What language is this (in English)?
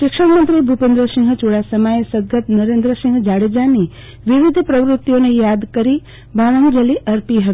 Gujarati